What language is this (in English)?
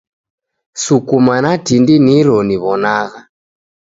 Taita